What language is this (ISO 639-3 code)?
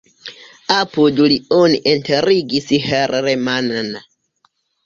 epo